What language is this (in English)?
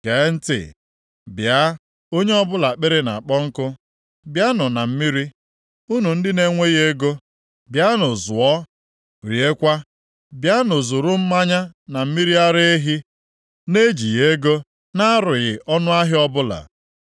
Igbo